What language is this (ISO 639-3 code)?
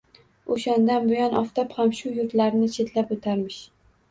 uzb